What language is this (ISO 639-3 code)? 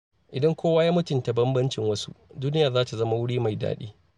hau